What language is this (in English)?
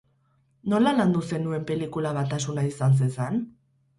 Basque